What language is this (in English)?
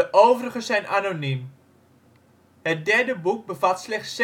Dutch